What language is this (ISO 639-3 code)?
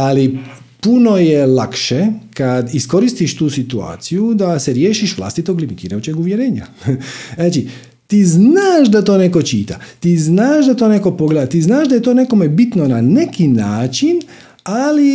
hrv